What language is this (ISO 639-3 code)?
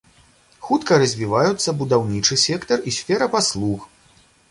bel